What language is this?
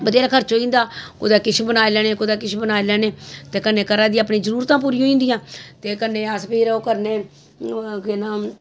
Dogri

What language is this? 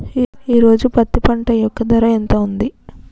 Telugu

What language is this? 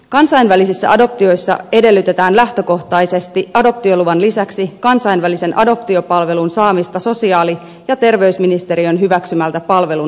Finnish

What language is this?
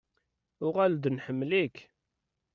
Kabyle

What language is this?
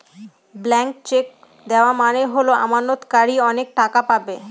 Bangla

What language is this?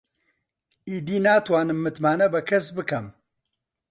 Central Kurdish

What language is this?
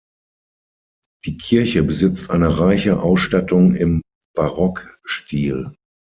German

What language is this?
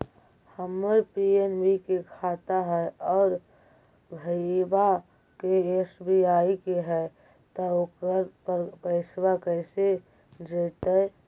Magahi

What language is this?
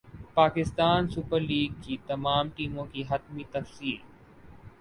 Urdu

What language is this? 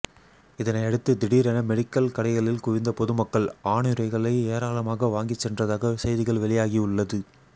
Tamil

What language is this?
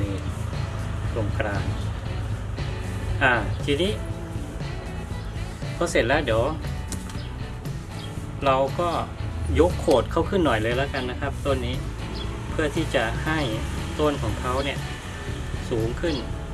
Thai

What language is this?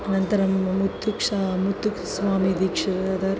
Sanskrit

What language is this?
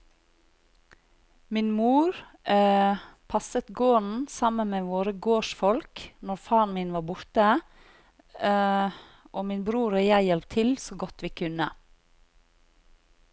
Norwegian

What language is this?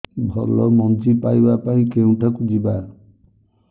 Odia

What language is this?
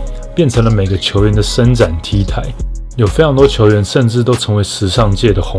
Chinese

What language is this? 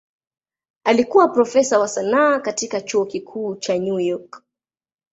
Swahili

